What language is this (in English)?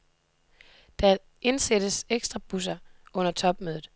Danish